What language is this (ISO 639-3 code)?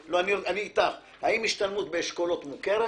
heb